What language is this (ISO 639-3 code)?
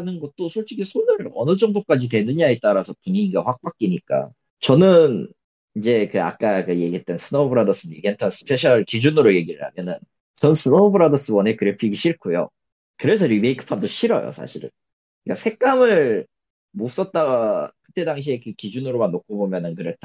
kor